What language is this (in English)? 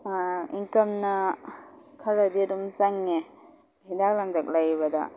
Manipuri